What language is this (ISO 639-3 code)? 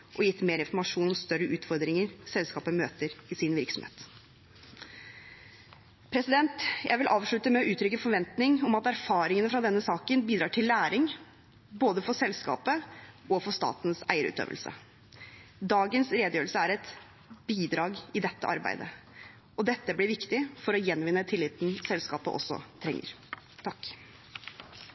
nob